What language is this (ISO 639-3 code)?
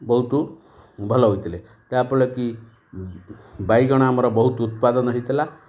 ori